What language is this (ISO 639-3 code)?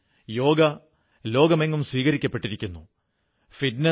mal